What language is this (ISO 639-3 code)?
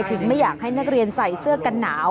tha